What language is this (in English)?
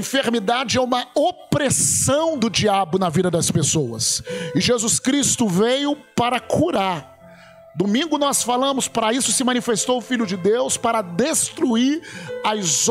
Portuguese